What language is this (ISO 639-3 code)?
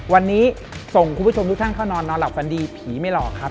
tha